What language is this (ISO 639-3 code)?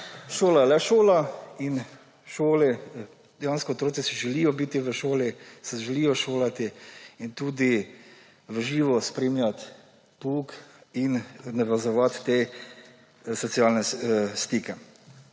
slv